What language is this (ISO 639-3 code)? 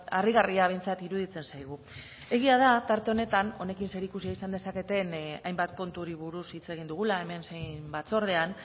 eus